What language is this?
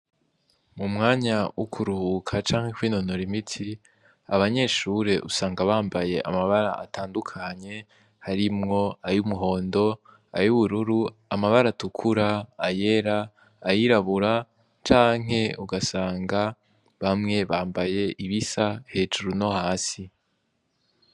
Rundi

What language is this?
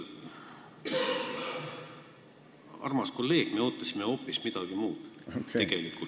Estonian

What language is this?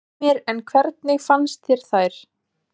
Icelandic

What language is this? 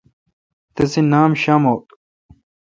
Kalkoti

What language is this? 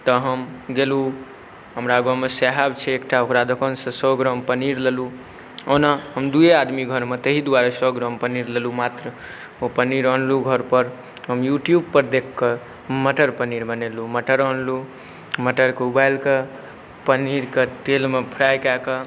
Maithili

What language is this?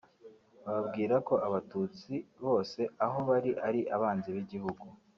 Kinyarwanda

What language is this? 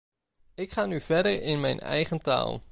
Dutch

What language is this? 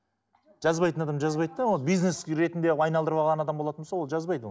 Kazakh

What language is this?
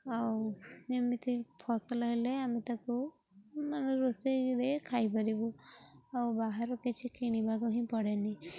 Odia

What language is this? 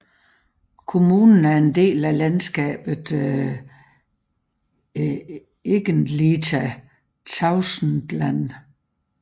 Danish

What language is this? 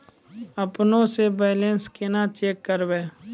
Maithili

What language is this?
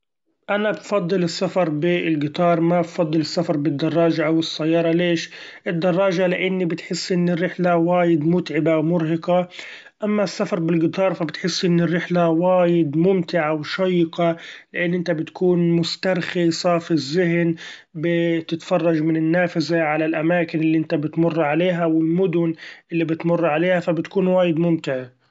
Gulf Arabic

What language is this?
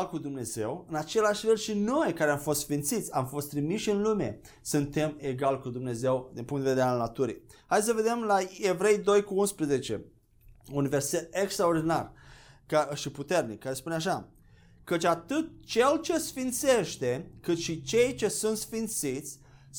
Romanian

